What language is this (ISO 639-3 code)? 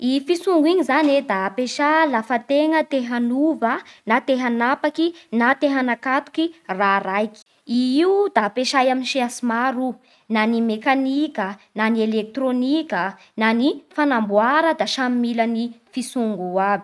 bhr